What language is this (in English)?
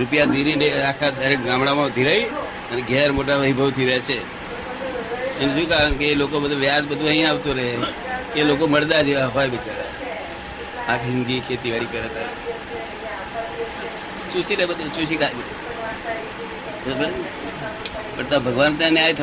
Gujarati